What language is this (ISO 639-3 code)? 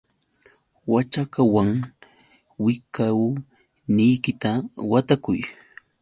qux